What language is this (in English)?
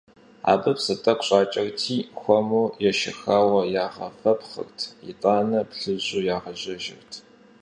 Kabardian